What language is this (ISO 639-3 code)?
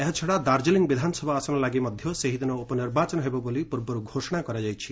ori